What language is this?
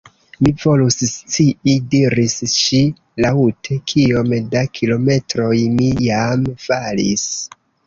Esperanto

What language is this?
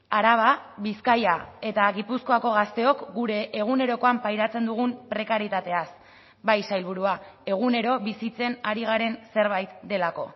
Basque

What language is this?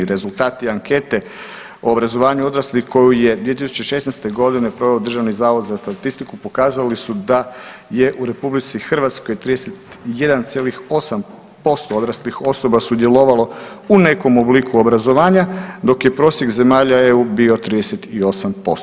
Croatian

